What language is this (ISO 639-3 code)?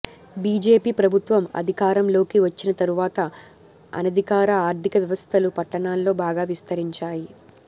tel